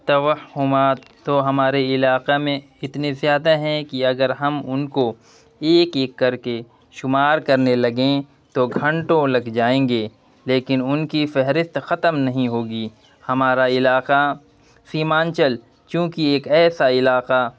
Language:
Urdu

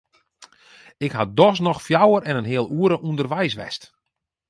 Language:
Western Frisian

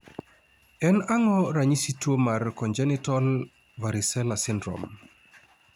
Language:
Luo (Kenya and Tanzania)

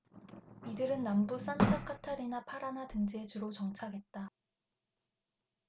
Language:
Korean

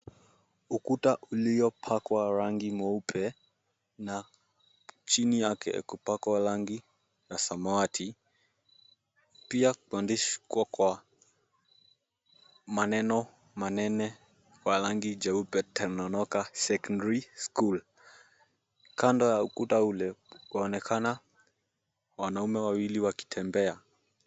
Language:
Swahili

